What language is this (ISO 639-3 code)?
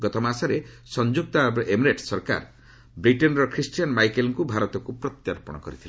ori